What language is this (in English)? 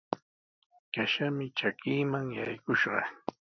Sihuas Ancash Quechua